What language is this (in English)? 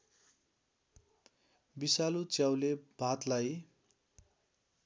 Nepali